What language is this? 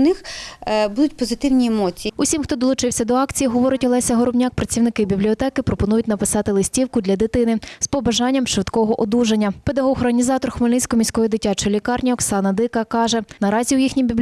Ukrainian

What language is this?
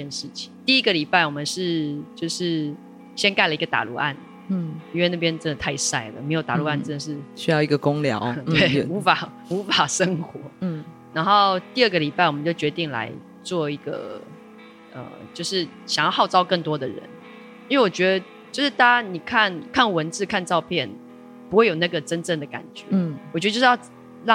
Chinese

